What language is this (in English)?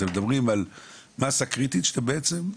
Hebrew